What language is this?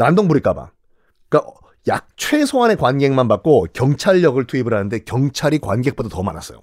Korean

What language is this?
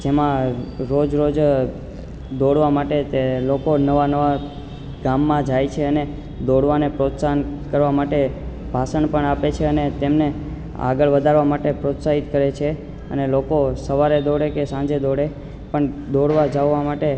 Gujarati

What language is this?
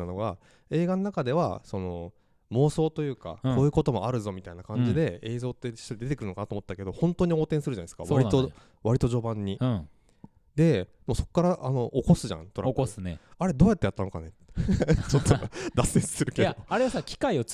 Japanese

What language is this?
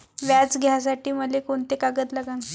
Marathi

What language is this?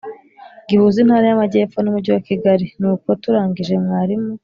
Kinyarwanda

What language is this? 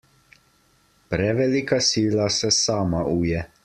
Slovenian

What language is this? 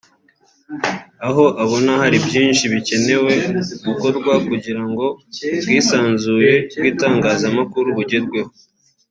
Kinyarwanda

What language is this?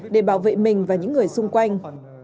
Vietnamese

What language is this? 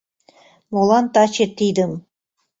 Mari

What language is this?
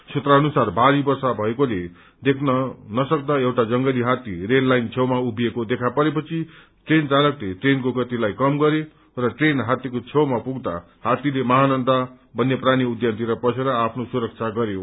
Nepali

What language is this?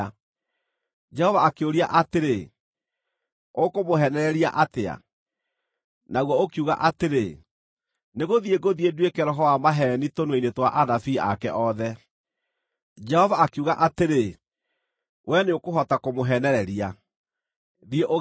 Kikuyu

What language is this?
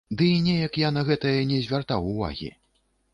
Belarusian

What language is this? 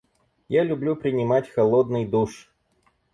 Russian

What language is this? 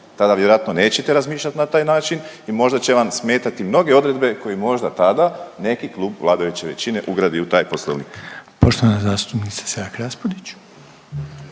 Croatian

